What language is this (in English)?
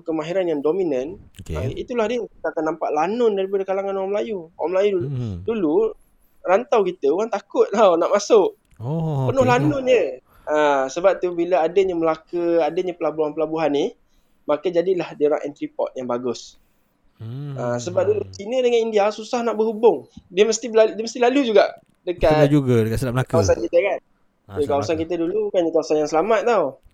Malay